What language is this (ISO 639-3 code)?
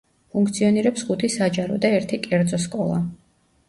kat